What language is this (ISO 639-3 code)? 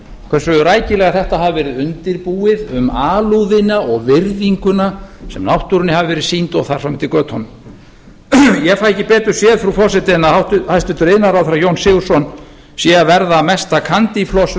isl